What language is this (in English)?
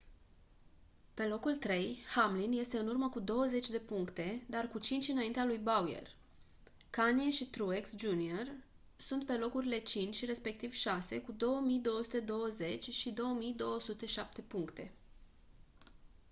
Romanian